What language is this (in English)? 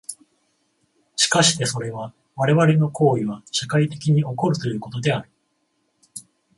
Japanese